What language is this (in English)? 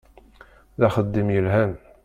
Kabyle